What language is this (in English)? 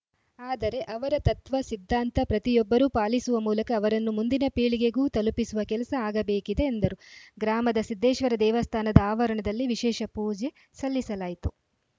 Kannada